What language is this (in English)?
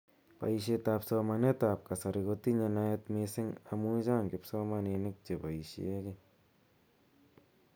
Kalenjin